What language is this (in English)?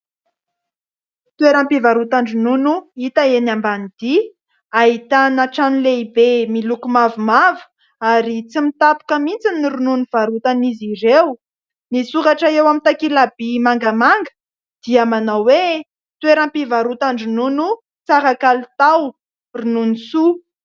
Malagasy